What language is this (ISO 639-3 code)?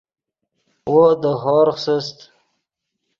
ydg